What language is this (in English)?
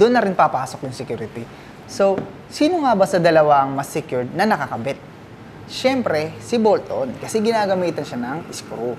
Filipino